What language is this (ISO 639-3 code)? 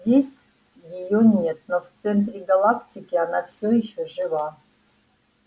rus